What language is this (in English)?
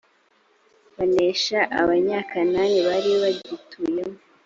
Kinyarwanda